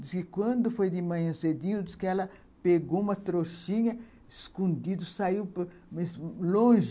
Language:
Portuguese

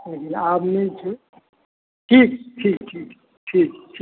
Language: Maithili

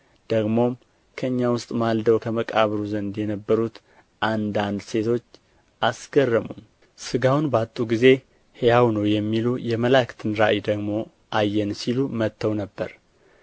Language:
Amharic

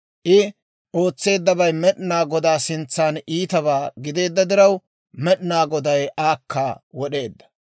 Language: Dawro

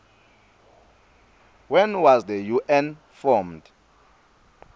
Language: Swati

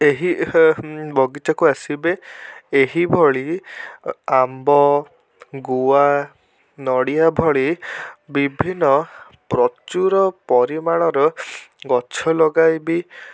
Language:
Odia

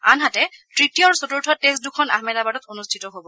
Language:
Assamese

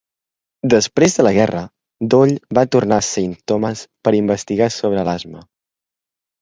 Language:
Catalan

